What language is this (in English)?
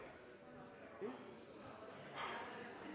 Norwegian Nynorsk